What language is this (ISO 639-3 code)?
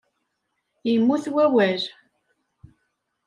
kab